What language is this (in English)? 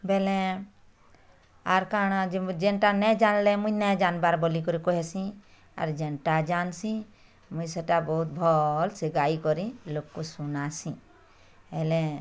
Odia